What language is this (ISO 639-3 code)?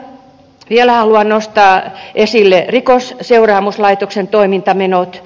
fin